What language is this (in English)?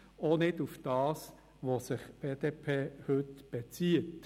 Swiss German